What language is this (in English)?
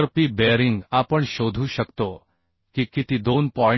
Marathi